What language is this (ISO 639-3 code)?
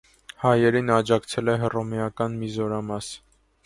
hye